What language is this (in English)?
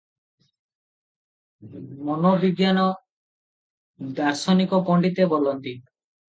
Odia